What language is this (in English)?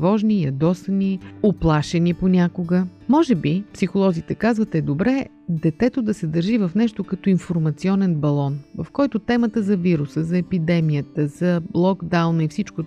Bulgarian